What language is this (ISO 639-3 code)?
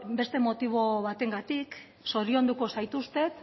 eus